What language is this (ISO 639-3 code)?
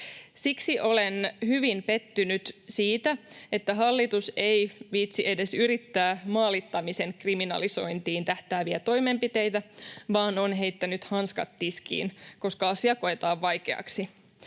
fin